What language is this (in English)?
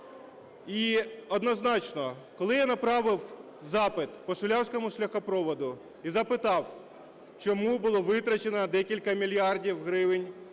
Ukrainian